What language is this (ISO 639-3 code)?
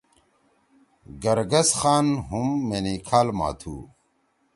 trw